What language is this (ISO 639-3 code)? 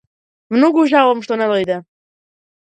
mkd